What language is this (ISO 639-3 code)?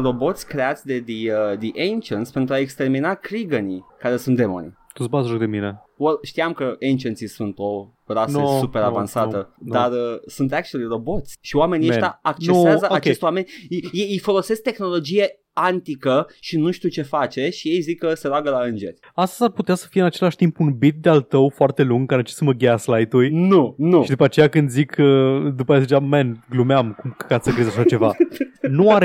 ron